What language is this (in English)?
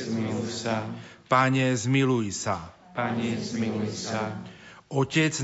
Slovak